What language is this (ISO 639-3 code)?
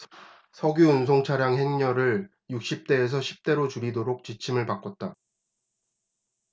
kor